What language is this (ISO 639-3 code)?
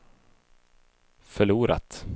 swe